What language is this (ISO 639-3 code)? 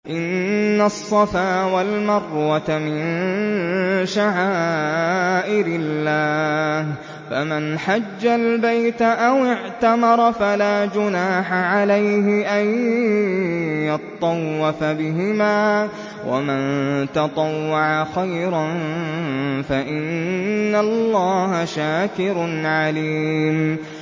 ara